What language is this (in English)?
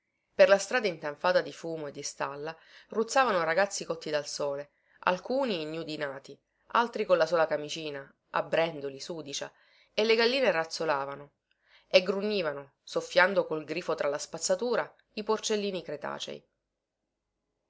Italian